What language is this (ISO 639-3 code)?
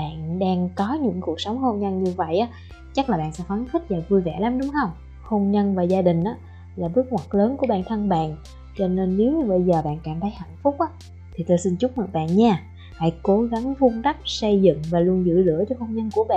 vie